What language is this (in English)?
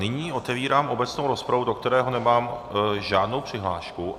Czech